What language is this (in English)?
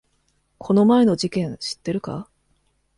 Japanese